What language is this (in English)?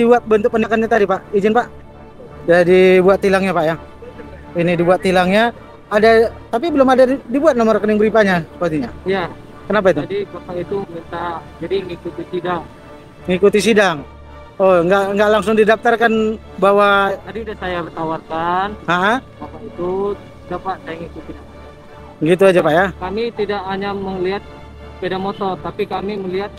Indonesian